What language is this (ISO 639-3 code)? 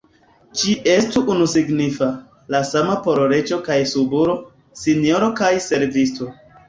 epo